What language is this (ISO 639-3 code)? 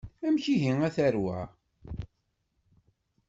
kab